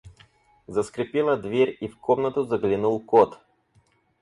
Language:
Russian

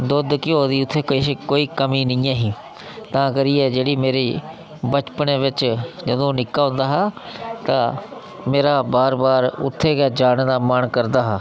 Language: Dogri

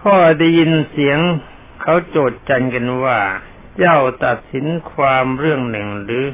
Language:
Thai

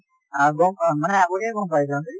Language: Assamese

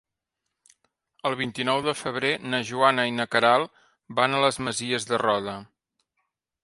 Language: Catalan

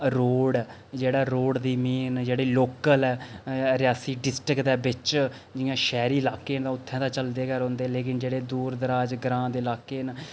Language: Dogri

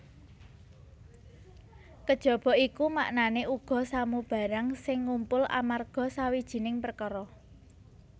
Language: Javanese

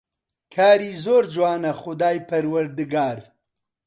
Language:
Central Kurdish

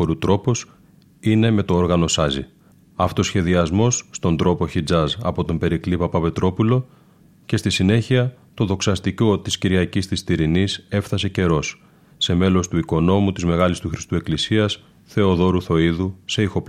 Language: Greek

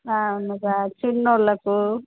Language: Telugu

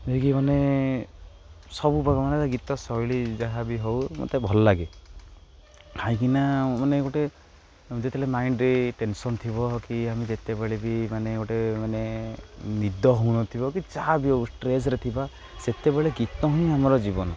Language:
Odia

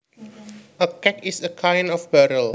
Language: Javanese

